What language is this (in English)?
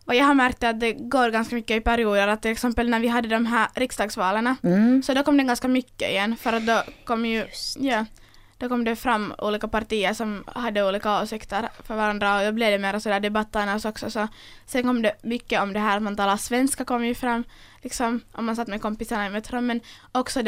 Swedish